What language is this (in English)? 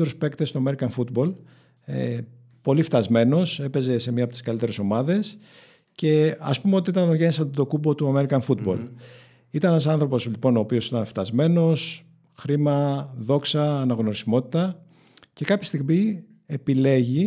Greek